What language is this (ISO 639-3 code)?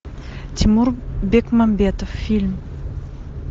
rus